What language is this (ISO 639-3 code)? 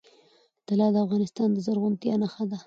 pus